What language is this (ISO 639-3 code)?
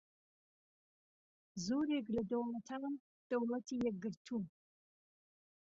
ckb